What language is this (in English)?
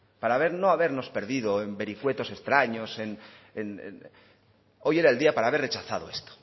Spanish